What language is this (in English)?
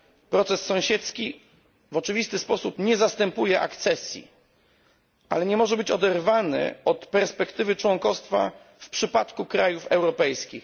Polish